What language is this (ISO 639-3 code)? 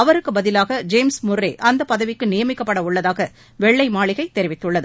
tam